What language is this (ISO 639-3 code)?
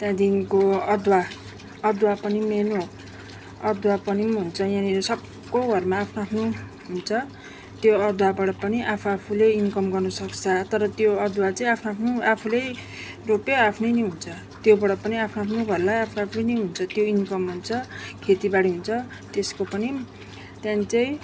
nep